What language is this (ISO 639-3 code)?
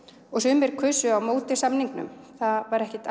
isl